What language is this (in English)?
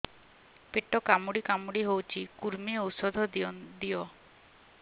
Odia